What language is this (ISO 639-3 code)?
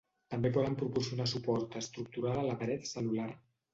cat